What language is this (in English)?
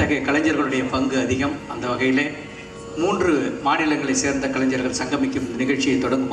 Korean